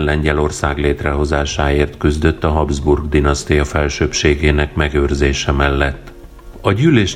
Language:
Hungarian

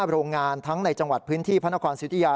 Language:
Thai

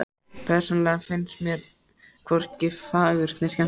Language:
Icelandic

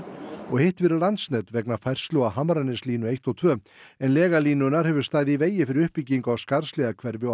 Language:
Icelandic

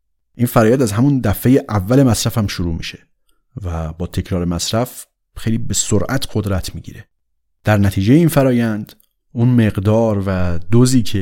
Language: Persian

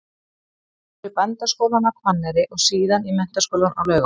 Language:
Icelandic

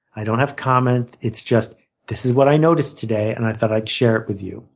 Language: English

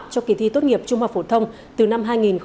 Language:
Vietnamese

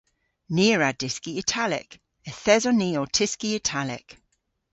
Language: Cornish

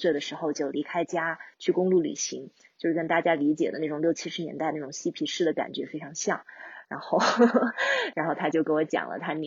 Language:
Chinese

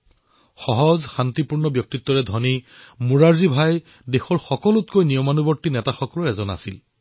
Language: Assamese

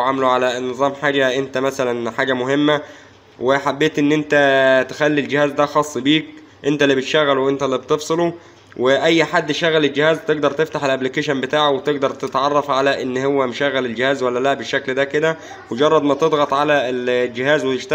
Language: Arabic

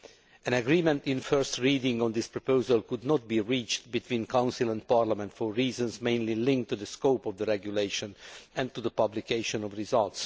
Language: English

